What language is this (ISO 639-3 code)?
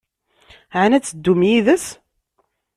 kab